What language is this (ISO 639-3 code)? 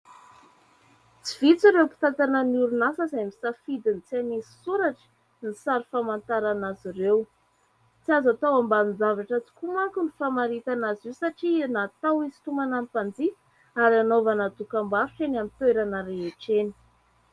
mlg